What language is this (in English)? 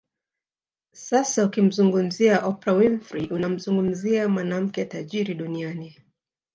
Swahili